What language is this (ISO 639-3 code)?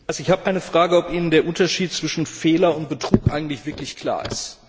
deu